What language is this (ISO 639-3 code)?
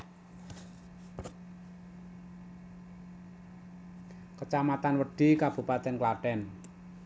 jav